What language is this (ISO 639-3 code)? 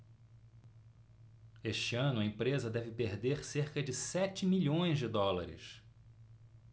por